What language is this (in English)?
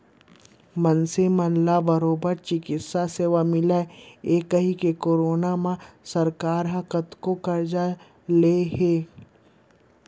Chhattisgarhi